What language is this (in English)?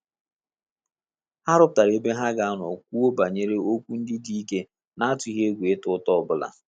Igbo